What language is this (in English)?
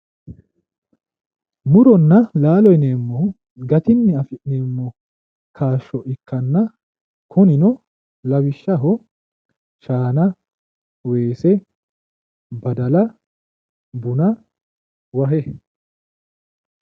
Sidamo